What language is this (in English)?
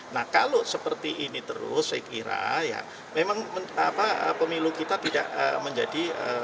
Indonesian